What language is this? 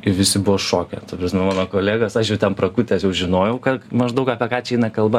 Lithuanian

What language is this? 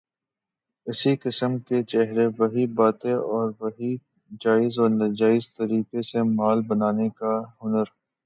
Urdu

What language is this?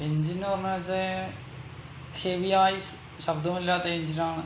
Malayalam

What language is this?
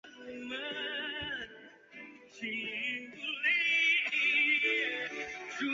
Chinese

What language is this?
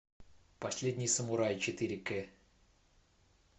Russian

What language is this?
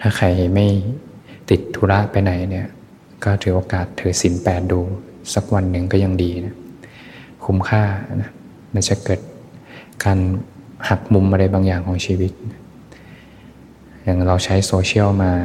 Thai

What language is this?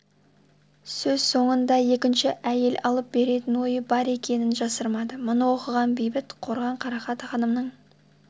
Kazakh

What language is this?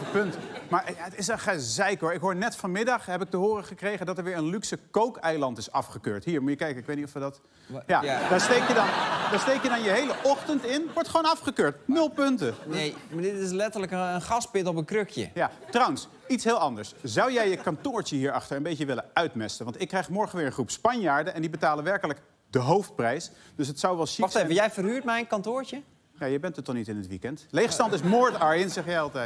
Dutch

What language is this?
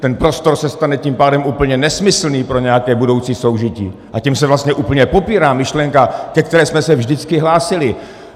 Czech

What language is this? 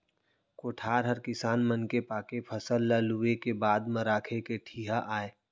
Chhattisgarhi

